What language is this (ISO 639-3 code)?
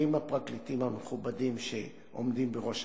heb